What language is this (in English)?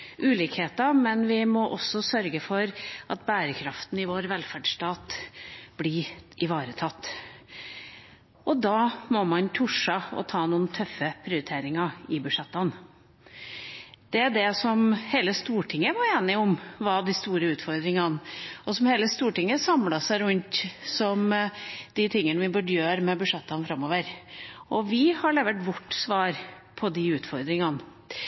Norwegian Bokmål